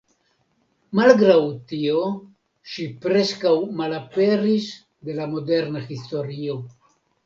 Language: Esperanto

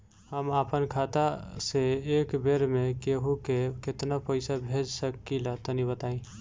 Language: Bhojpuri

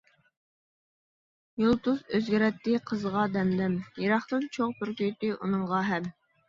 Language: Uyghur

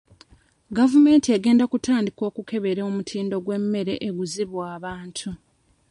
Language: Ganda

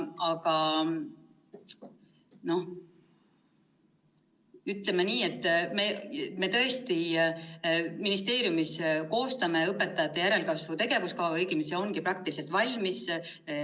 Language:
Estonian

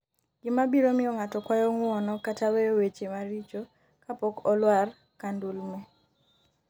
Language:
Luo (Kenya and Tanzania)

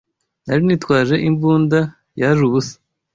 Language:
Kinyarwanda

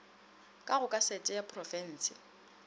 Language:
Northern Sotho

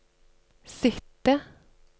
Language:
Norwegian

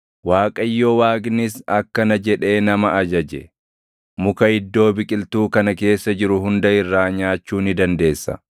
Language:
Oromo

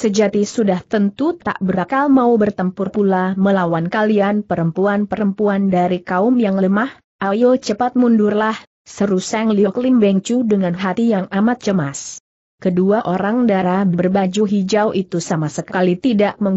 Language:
Indonesian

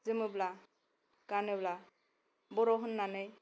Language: Bodo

